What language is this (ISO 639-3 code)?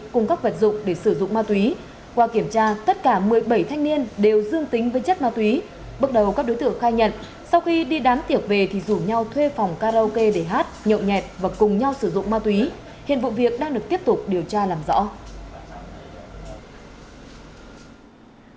vie